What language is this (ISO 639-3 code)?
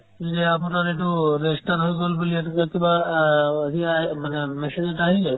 asm